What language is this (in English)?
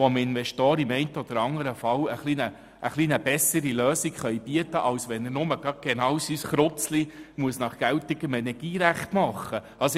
Swiss German